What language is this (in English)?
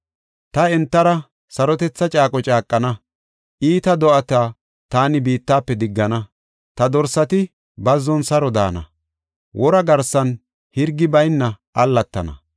Gofa